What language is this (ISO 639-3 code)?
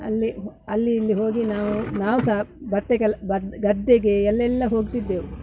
kan